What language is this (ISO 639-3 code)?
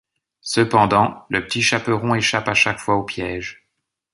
fra